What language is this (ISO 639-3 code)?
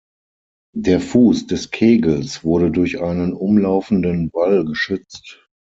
deu